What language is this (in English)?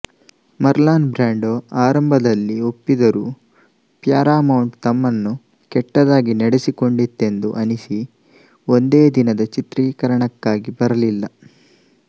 Kannada